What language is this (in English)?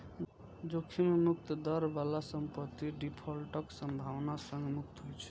Maithili